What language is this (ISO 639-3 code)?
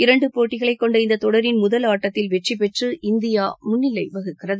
tam